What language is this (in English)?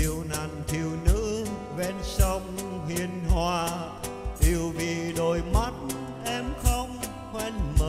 Vietnamese